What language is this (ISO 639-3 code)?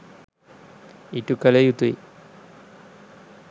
sin